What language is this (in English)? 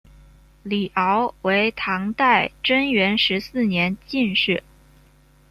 Chinese